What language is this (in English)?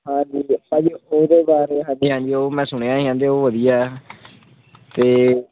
Punjabi